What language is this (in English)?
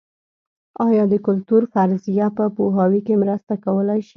Pashto